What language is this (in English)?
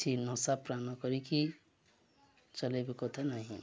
Odia